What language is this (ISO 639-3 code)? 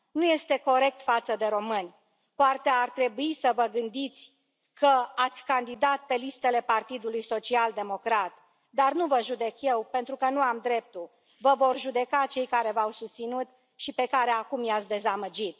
ron